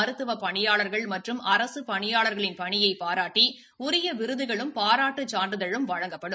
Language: Tamil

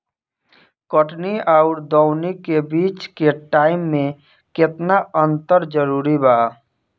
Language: Bhojpuri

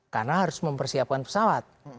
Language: Indonesian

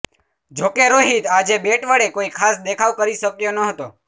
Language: Gujarati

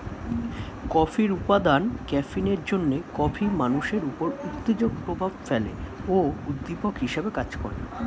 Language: Bangla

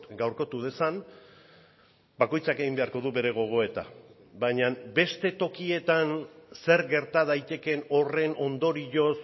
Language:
Basque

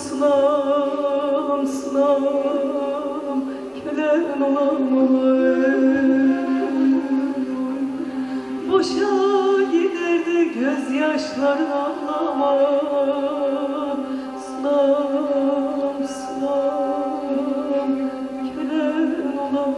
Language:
Turkish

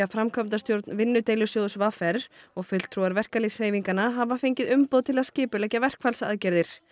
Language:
Icelandic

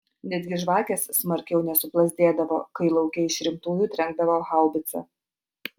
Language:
Lithuanian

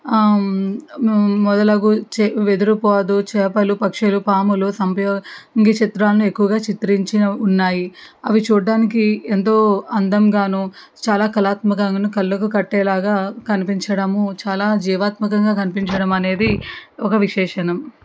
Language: Telugu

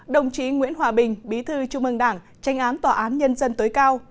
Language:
Vietnamese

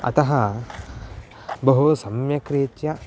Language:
Sanskrit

